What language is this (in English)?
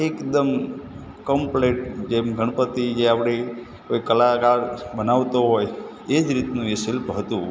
Gujarati